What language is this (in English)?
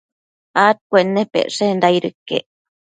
Matsés